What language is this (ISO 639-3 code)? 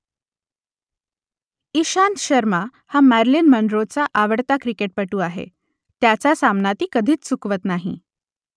mar